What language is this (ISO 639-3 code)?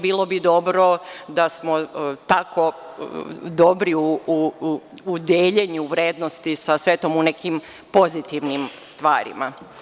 srp